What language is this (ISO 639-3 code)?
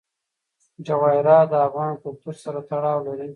pus